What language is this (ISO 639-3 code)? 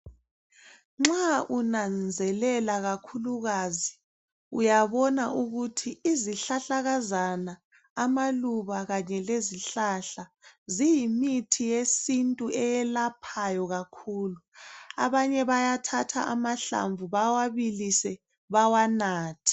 nde